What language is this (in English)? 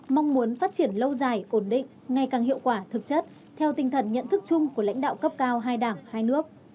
Vietnamese